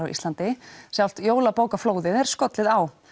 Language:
Icelandic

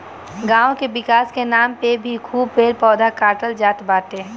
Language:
Bhojpuri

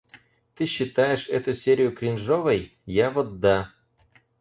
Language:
Russian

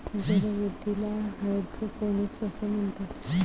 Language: Marathi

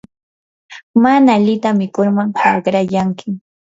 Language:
Yanahuanca Pasco Quechua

